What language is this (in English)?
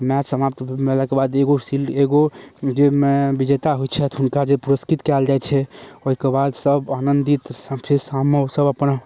Maithili